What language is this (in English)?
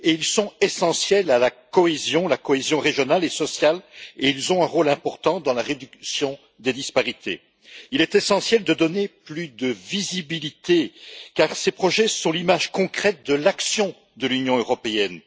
French